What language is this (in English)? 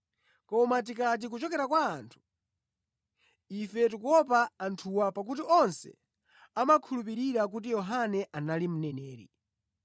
Nyanja